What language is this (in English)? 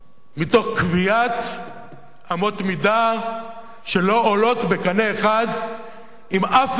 Hebrew